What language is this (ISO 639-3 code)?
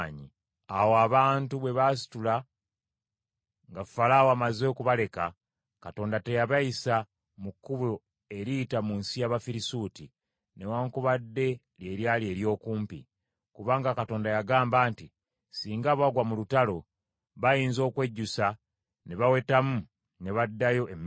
lug